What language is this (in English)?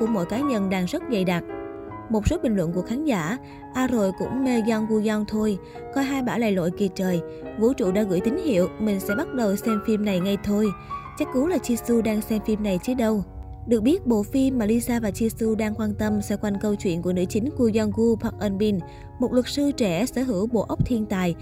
Vietnamese